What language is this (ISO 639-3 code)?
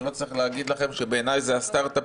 heb